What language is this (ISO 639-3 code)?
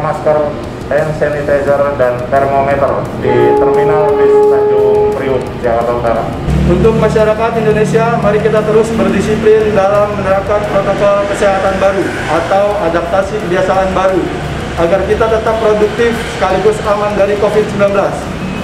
ind